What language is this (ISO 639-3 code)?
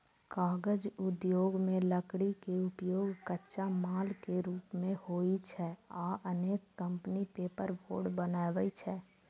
mai